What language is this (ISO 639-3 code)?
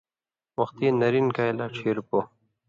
mvy